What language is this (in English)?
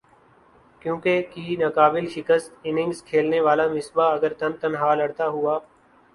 Urdu